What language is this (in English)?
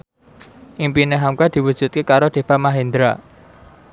Javanese